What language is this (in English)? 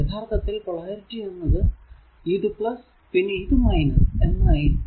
Malayalam